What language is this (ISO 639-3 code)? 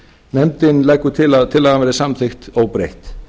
isl